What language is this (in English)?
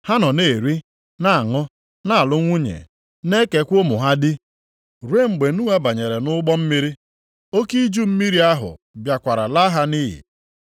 Igbo